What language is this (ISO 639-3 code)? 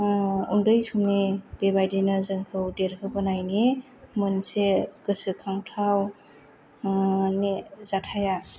brx